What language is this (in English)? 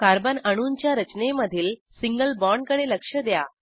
Marathi